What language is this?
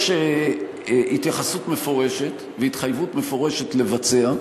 Hebrew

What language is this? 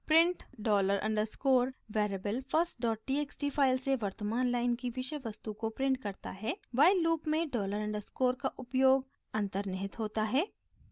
Hindi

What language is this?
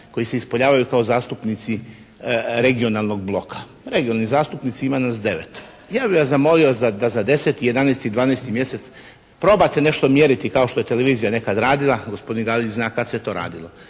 Croatian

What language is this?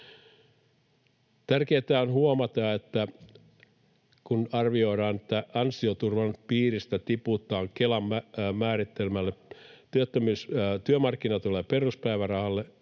Finnish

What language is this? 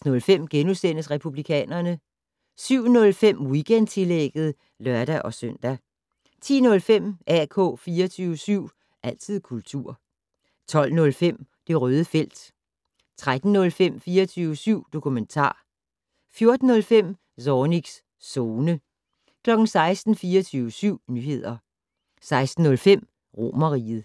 Danish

